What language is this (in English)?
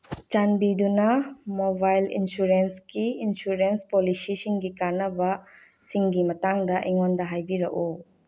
Manipuri